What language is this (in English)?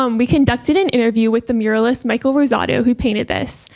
English